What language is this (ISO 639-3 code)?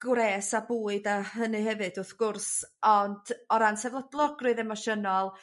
cym